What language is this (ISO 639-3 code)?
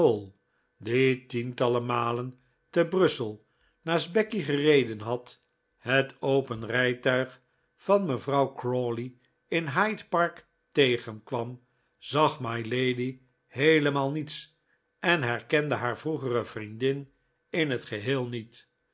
nld